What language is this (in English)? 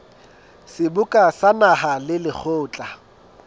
Southern Sotho